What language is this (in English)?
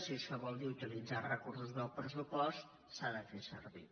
Catalan